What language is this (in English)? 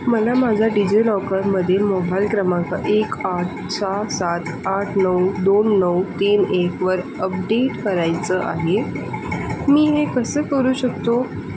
Marathi